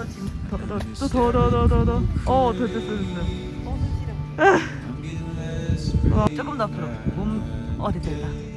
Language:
Korean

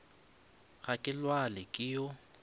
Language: Northern Sotho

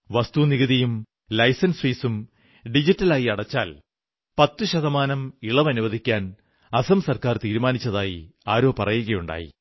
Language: Malayalam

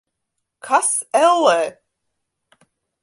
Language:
Latvian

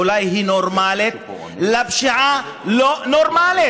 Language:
Hebrew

